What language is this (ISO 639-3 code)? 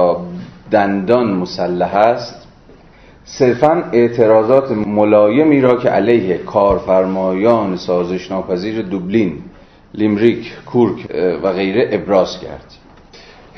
fas